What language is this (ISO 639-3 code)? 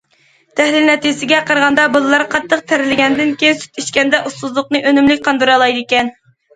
uig